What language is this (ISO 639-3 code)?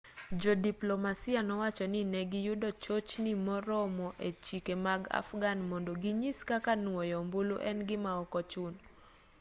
luo